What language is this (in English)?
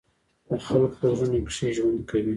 Pashto